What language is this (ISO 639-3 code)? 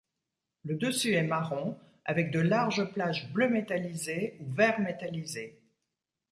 fra